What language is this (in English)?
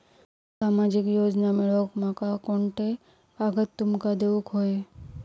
Marathi